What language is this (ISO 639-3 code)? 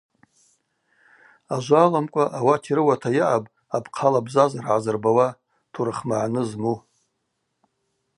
abq